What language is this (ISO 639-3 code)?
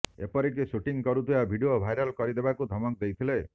ori